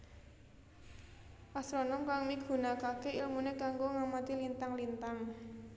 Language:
Javanese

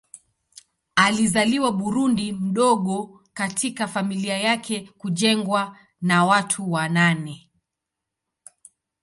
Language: Swahili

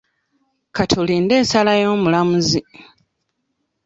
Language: Ganda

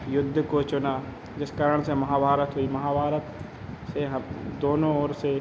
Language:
Hindi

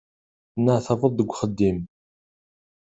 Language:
Kabyle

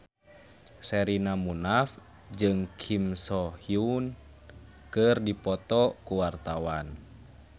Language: Sundanese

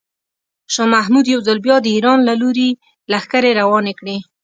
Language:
Pashto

